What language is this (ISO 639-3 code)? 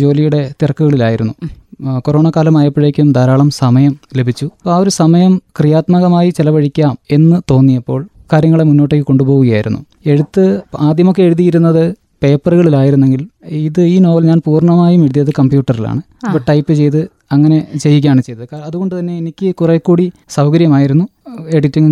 mal